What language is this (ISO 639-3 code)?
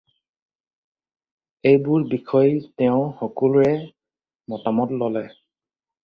asm